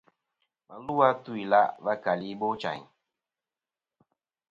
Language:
Kom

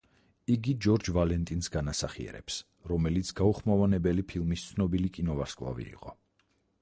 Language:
Georgian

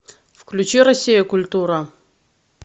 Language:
Russian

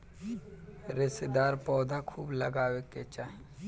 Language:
Bhojpuri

